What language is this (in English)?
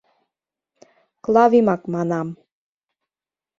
Mari